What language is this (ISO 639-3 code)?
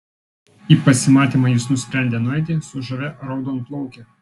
lit